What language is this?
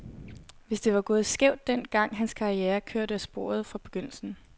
Danish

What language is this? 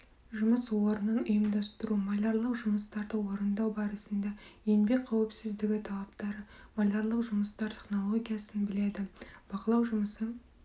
Kazakh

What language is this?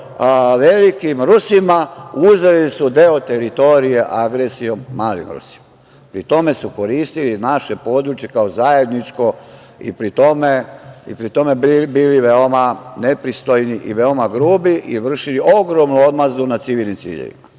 Serbian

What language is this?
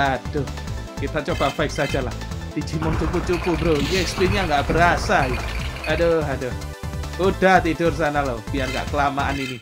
Indonesian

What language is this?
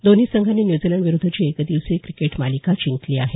Marathi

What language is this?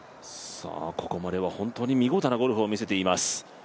Japanese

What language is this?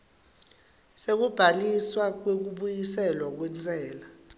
Swati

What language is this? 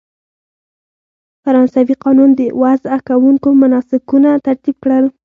Pashto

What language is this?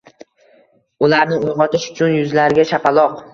Uzbek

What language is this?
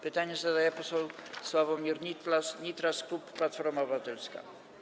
Polish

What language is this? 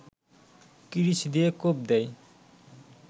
Bangla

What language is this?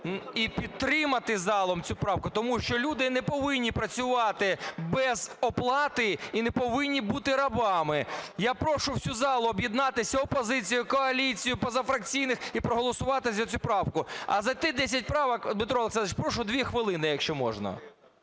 Ukrainian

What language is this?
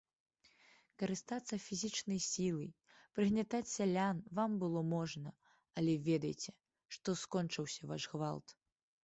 Belarusian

